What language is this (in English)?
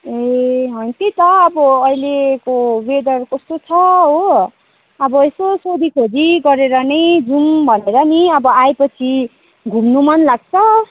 Nepali